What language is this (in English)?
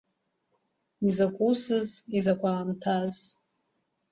Abkhazian